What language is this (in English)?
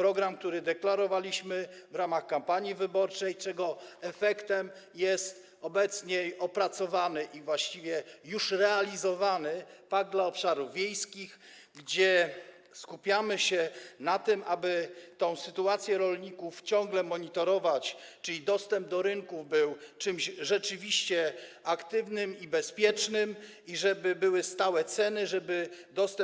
Polish